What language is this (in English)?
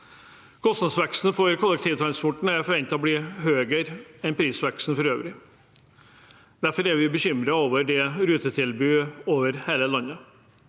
Norwegian